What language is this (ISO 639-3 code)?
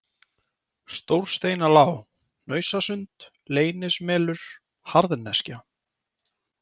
isl